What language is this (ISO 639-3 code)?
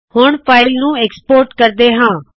pan